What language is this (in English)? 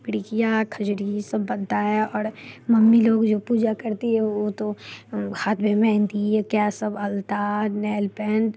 Hindi